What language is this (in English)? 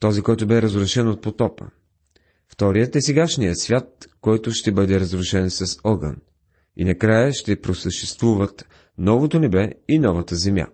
Bulgarian